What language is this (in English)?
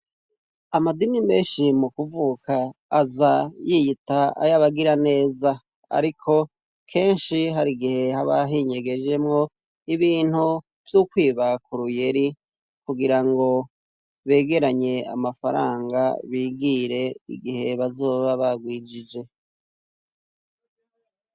Rundi